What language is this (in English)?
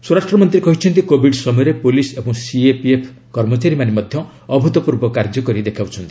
Odia